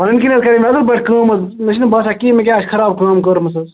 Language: Kashmiri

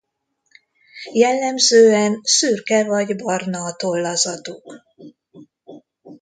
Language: Hungarian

